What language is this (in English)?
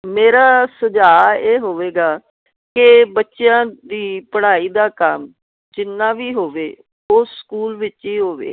Punjabi